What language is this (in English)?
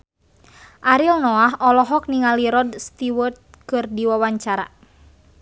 Sundanese